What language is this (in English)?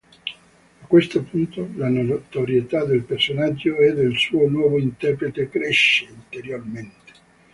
Italian